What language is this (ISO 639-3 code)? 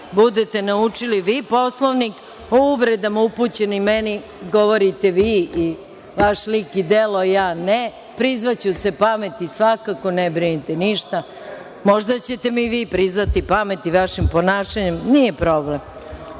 srp